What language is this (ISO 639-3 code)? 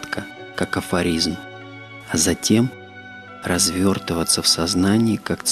rus